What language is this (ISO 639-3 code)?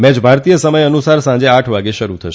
guj